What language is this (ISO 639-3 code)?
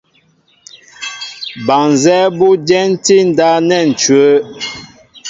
mbo